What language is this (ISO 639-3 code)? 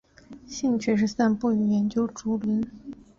zho